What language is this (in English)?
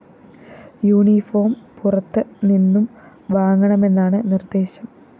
Malayalam